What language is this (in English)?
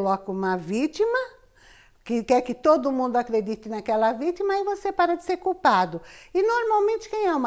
Portuguese